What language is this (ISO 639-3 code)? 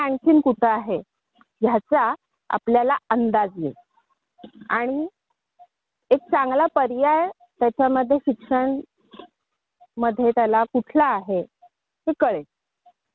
mar